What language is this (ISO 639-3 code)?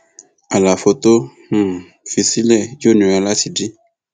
yor